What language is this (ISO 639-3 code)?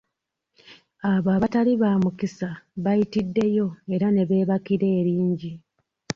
lug